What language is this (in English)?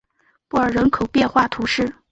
Chinese